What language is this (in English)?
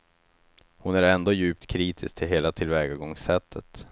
Swedish